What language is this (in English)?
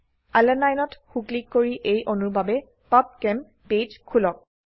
Assamese